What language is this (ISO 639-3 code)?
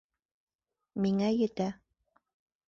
bak